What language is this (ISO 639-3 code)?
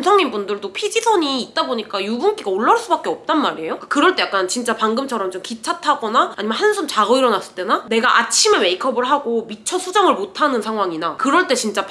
kor